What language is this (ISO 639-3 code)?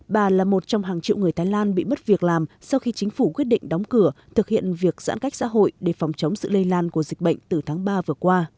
vie